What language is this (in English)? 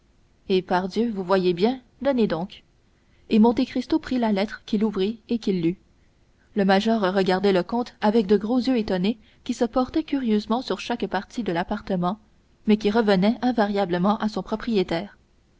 French